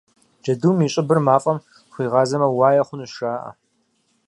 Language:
Kabardian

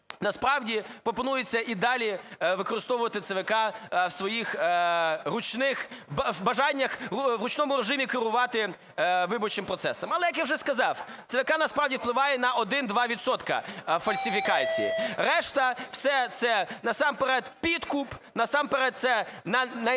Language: Ukrainian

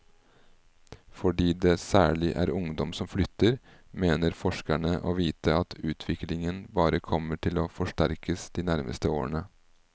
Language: Norwegian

